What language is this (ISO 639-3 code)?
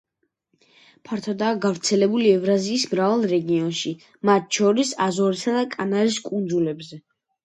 kat